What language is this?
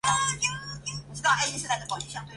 Chinese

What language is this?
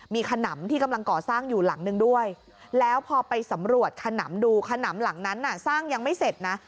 Thai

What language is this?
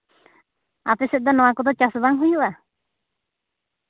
Santali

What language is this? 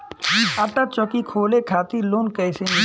Bhojpuri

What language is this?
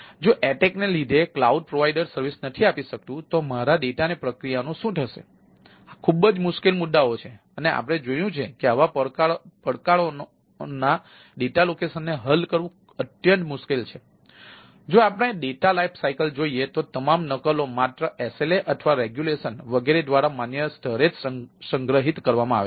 Gujarati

